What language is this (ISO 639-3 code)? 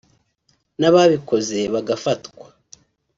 kin